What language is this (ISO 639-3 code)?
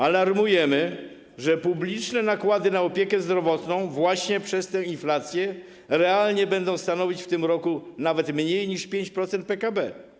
pol